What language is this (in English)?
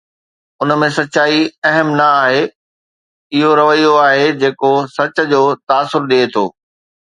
Sindhi